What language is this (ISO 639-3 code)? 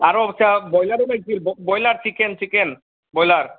asm